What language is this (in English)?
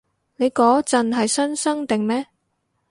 Cantonese